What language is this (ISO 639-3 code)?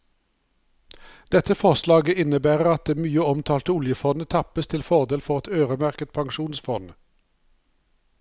nor